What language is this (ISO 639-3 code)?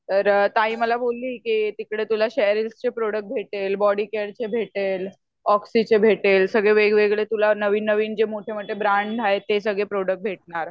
mar